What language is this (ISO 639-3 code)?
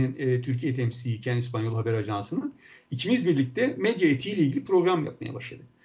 tur